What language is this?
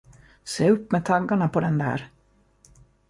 Swedish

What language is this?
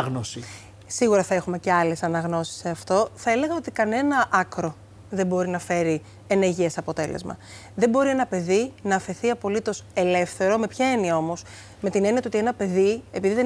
Greek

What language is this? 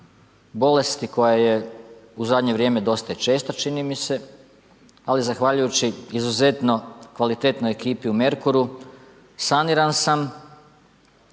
Croatian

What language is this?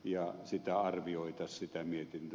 Finnish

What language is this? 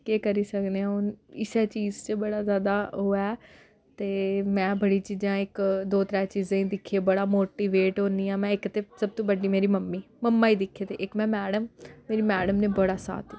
Dogri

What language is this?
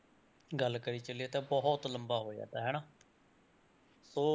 Punjabi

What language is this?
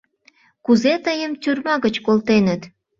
Mari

